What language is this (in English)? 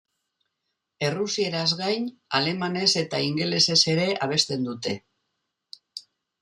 Basque